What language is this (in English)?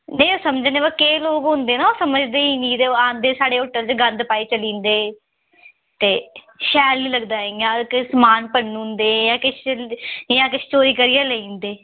Dogri